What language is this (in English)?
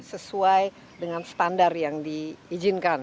Indonesian